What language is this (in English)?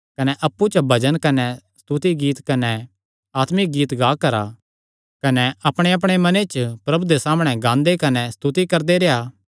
Kangri